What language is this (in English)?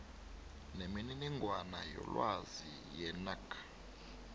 South Ndebele